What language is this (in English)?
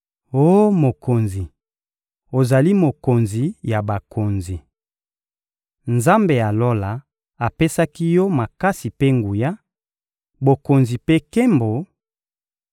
Lingala